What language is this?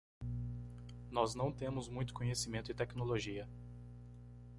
Portuguese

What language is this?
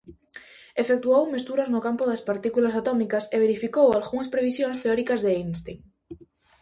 Galician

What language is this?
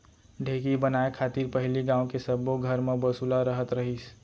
Chhattisgarhi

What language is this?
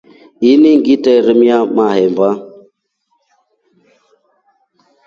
Rombo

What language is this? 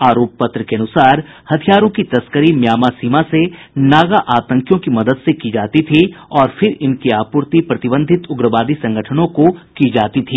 Hindi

